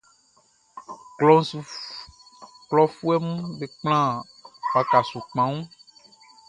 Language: Baoulé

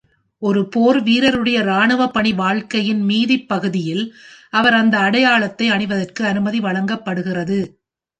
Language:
Tamil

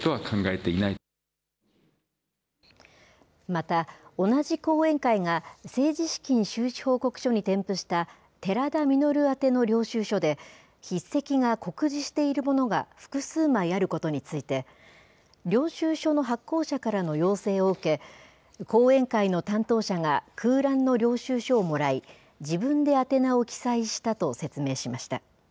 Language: Japanese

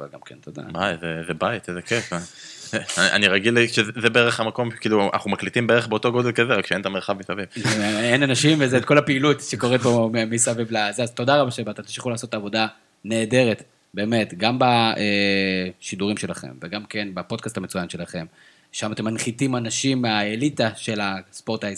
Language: Hebrew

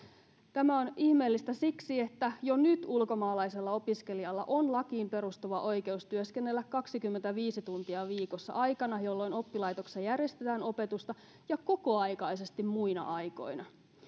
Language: Finnish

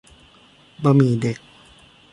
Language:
Thai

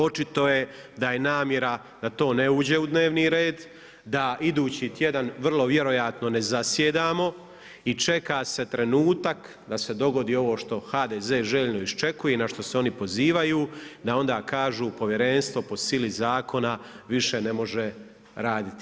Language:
Croatian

